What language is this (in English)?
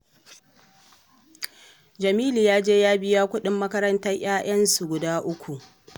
Hausa